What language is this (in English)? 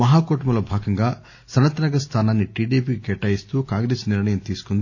Telugu